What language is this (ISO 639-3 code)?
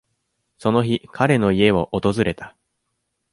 jpn